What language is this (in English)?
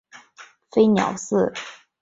Chinese